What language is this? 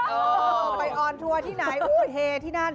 Thai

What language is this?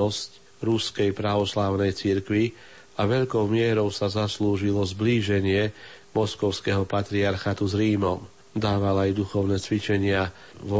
Slovak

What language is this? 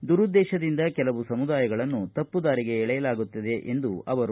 Kannada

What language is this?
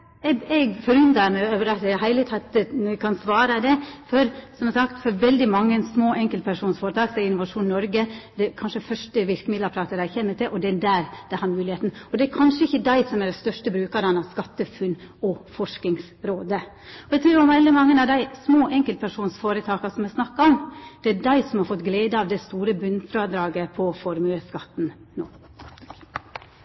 Norwegian Nynorsk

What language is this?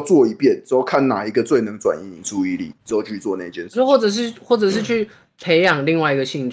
Chinese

